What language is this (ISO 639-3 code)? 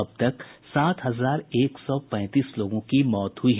hin